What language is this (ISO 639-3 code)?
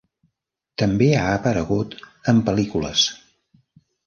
cat